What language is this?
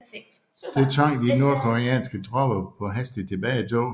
Danish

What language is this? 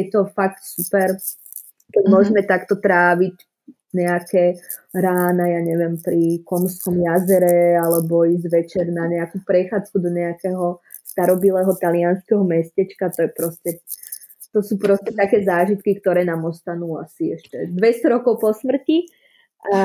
Czech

